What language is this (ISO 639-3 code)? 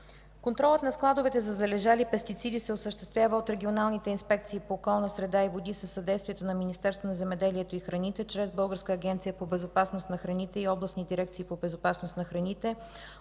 bul